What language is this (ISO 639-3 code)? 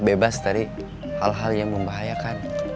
ind